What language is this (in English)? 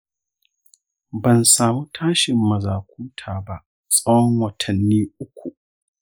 Hausa